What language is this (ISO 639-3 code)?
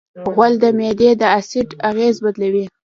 pus